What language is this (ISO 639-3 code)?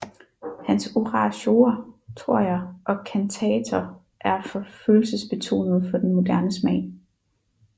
dan